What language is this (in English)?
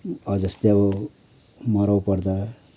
Nepali